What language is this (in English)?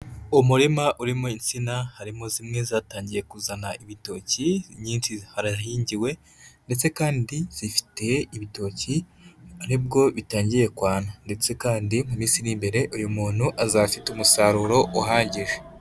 Kinyarwanda